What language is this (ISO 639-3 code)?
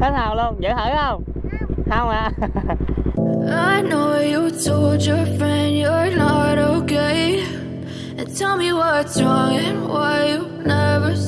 vie